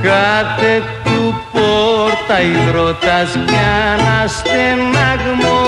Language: Greek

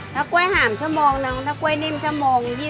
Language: Thai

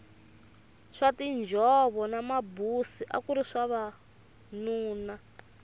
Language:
Tsonga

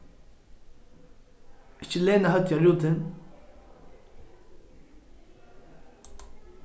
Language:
Faroese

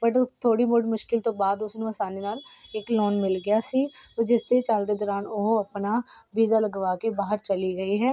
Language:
Punjabi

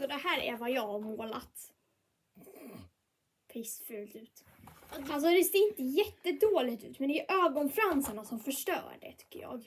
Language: Swedish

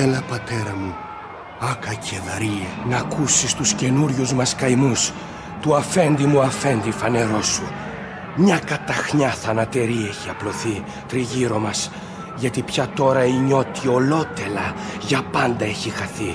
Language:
Greek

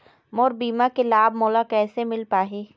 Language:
Chhattisgarhi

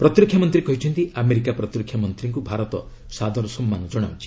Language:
Odia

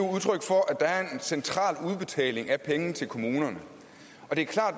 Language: Danish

